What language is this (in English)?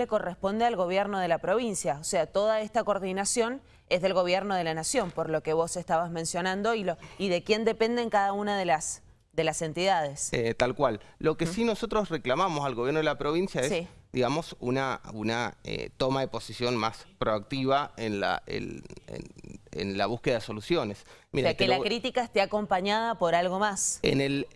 Spanish